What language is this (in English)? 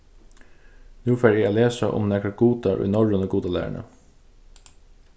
Faroese